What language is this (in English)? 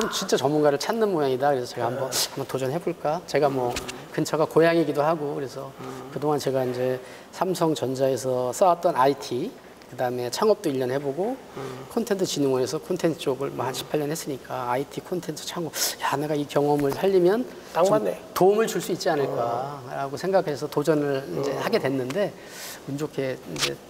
Korean